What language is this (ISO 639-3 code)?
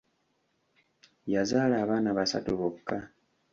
lug